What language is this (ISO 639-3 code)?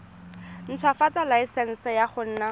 tsn